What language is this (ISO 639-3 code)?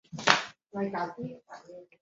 zho